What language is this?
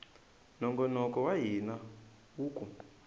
Tsonga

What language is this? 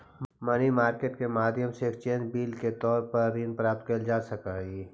Magahi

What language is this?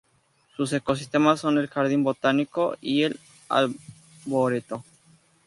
Spanish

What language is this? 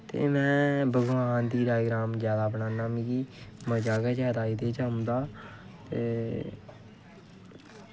Dogri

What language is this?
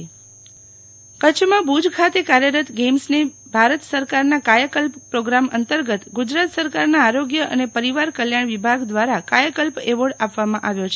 Gujarati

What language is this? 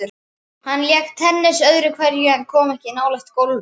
Icelandic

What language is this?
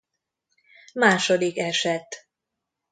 Hungarian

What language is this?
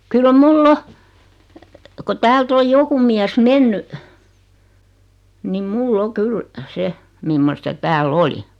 Finnish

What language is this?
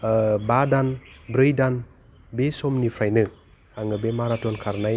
Bodo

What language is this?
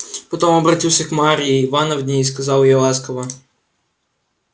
Russian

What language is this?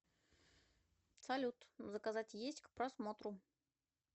Russian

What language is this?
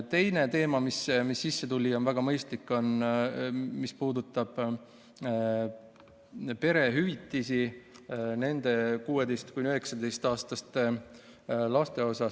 Estonian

